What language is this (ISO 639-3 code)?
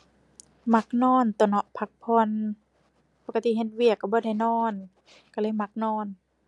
tha